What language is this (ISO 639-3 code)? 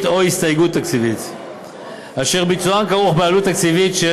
heb